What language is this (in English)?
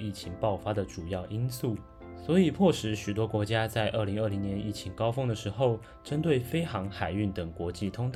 Chinese